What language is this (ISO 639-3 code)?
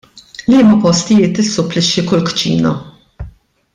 mlt